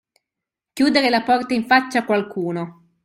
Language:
Italian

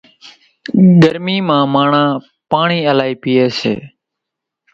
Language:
Kachi Koli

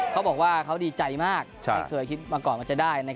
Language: Thai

